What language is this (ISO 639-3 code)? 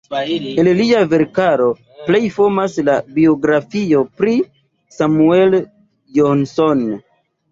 epo